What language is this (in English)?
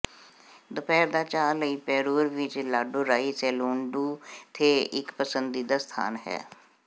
Punjabi